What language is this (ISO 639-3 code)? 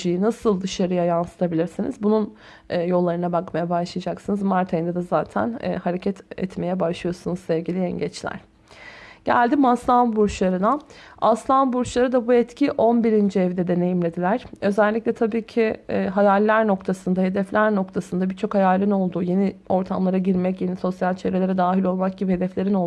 tur